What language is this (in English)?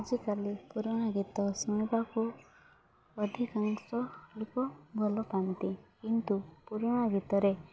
Odia